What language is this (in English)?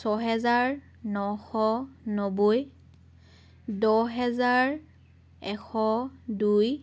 Assamese